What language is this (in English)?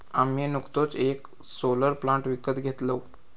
Marathi